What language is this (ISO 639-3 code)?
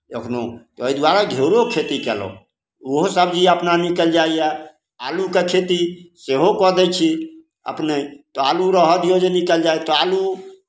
mai